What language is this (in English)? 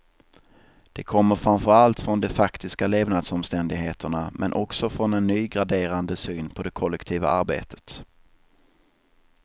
Swedish